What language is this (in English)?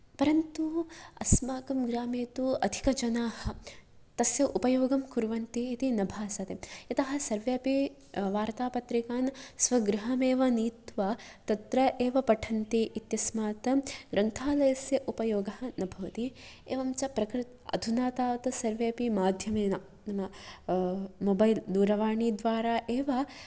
Sanskrit